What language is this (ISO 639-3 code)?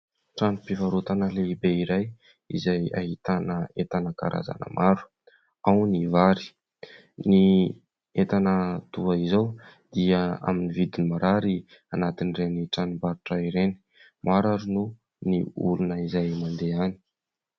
mlg